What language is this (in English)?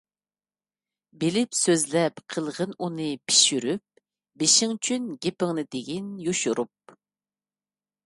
Uyghur